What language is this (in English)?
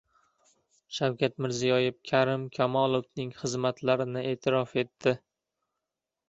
Uzbek